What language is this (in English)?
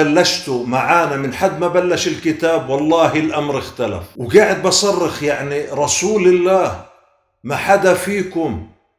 Arabic